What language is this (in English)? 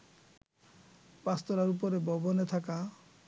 Bangla